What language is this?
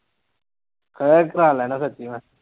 Punjabi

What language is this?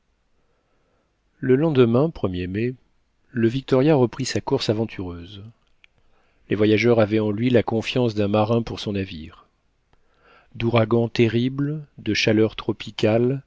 French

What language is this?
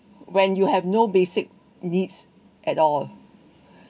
English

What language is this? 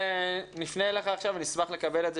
Hebrew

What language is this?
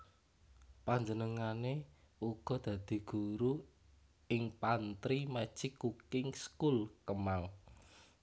Javanese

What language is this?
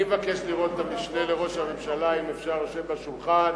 Hebrew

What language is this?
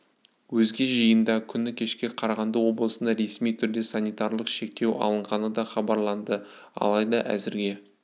Kazakh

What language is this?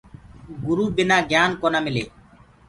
Gurgula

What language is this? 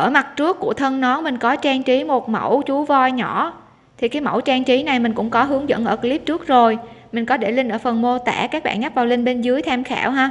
Vietnamese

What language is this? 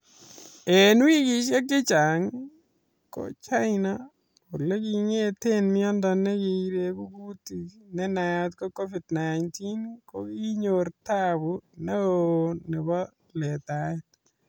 Kalenjin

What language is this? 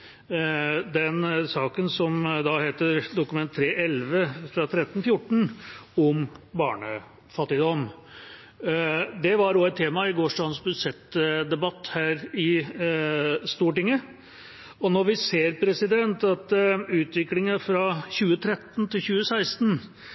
Norwegian Bokmål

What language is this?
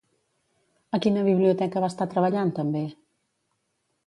Catalan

